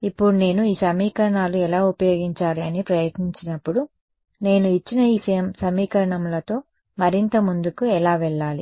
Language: Telugu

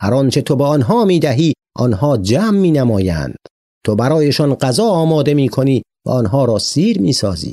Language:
Persian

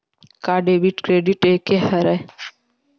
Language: Chhattisgarhi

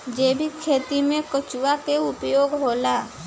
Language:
Bhojpuri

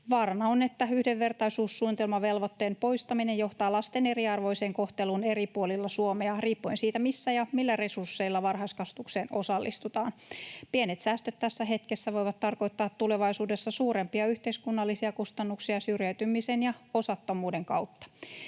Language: Finnish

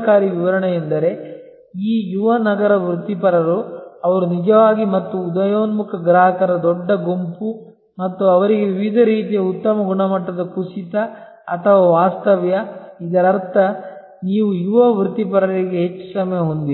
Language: Kannada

